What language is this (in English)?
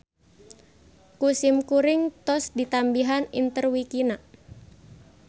Sundanese